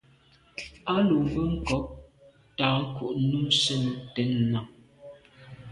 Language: Medumba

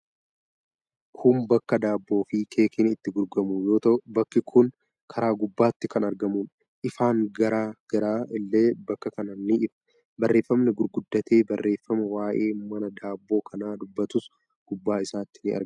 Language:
Oromo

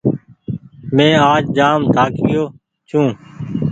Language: Goaria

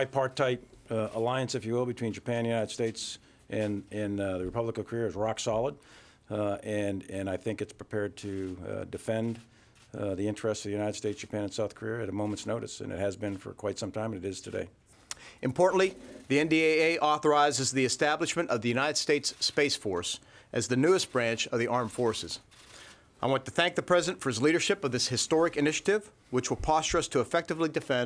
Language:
English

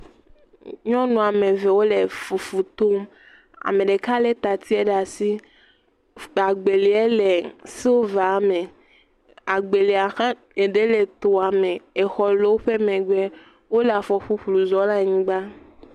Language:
Ewe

